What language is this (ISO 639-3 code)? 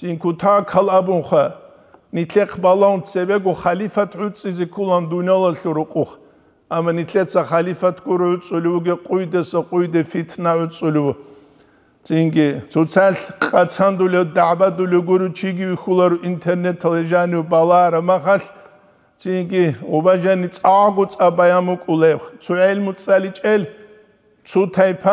ara